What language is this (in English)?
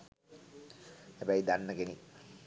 Sinhala